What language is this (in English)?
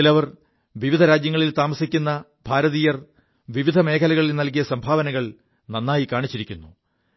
Malayalam